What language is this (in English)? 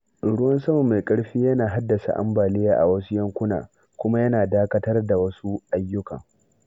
Hausa